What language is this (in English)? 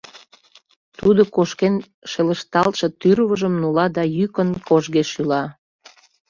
Mari